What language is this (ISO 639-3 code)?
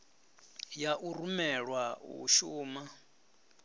ven